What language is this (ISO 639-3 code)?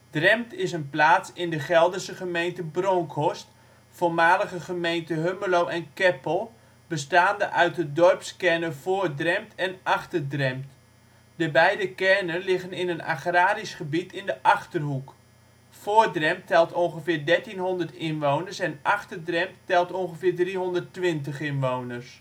nld